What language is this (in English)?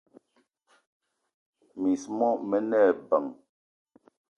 Eton (Cameroon)